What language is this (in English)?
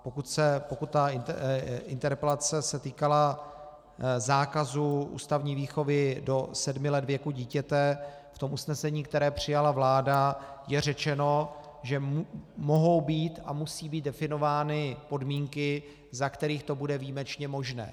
Czech